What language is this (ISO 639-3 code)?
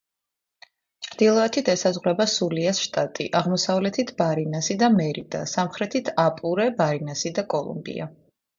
kat